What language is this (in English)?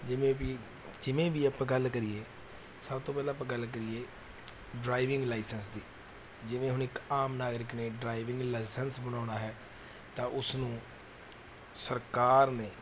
Punjabi